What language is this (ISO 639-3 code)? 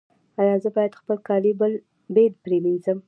pus